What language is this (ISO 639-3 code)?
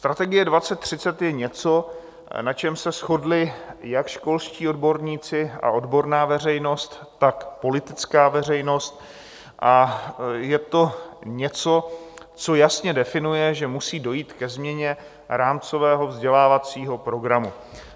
ces